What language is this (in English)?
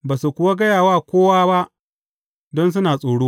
Hausa